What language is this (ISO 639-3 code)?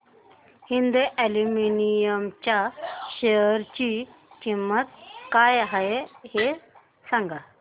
mar